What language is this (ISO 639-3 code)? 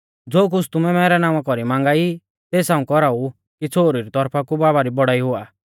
bfz